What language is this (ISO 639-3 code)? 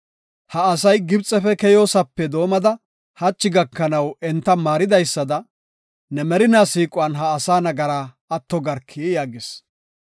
gof